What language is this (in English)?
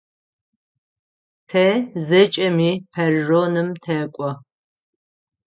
Adyghe